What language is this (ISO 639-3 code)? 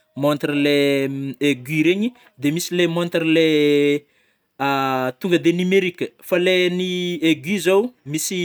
bmm